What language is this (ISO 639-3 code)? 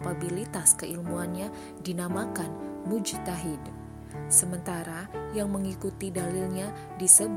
ind